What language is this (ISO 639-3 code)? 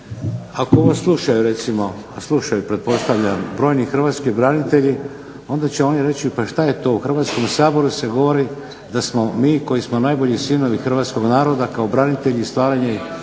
hrv